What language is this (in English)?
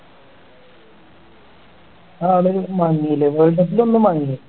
Malayalam